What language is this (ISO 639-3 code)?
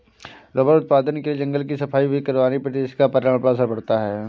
hin